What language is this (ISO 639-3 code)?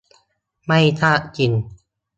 tha